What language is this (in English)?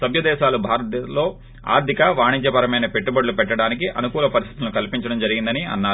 Telugu